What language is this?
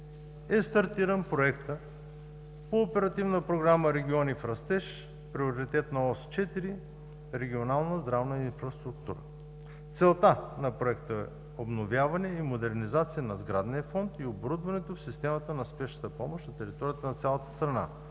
Bulgarian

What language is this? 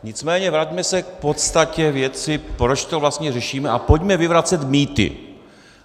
Czech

